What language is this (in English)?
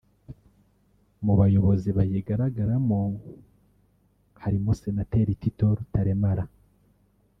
Kinyarwanda